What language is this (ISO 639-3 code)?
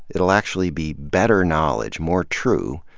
eng